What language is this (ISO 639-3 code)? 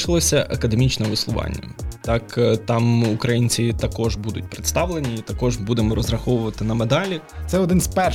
ukr